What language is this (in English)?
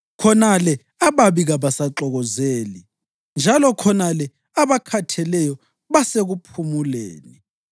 North Ndebele